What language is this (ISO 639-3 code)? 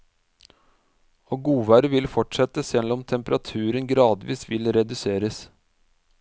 nor